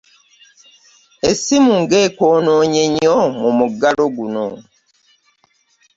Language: Ganda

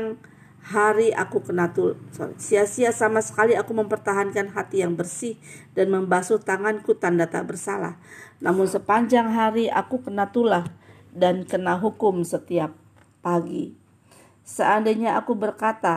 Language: Indonesian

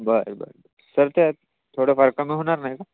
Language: Marathi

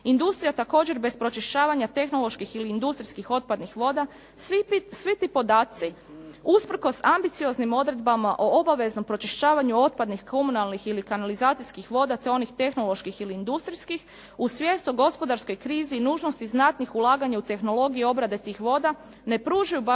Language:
Croatian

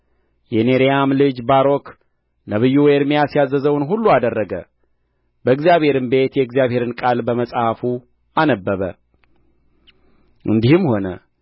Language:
Amharic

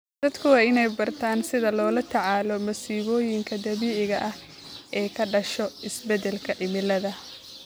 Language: Somali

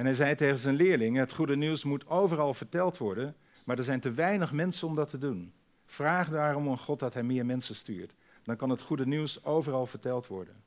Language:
Dutch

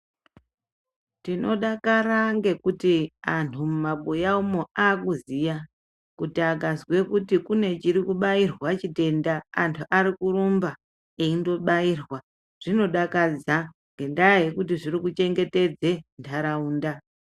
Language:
Ndau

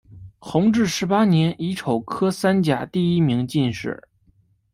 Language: Chinese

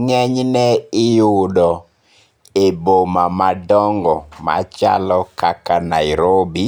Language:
Luo (Kenya and Tanzania)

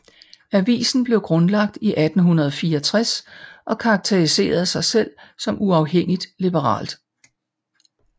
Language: Danish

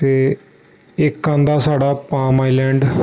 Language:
Dogri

